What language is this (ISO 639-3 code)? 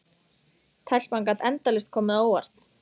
isl